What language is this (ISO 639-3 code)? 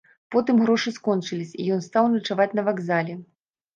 bel